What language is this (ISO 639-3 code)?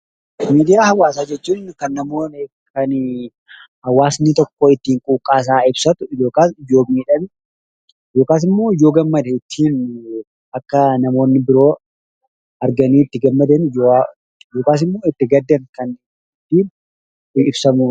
orm